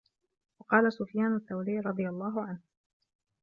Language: Arabic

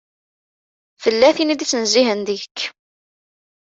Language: Kabyle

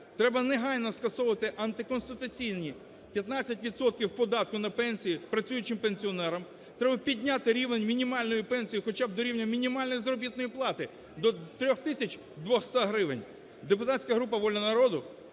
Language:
Ukrainian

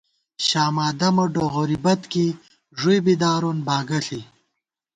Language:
Gawar-Bati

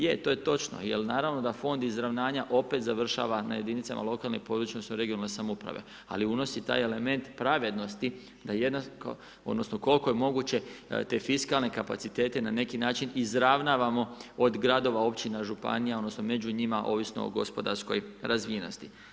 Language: Croatian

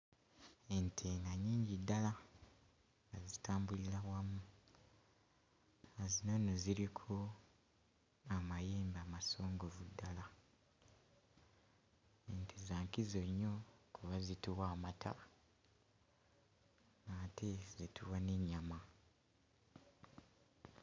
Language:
Ganda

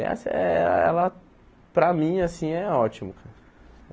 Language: Portuguese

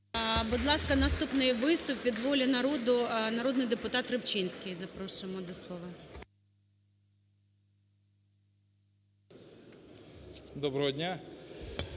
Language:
Ukrainian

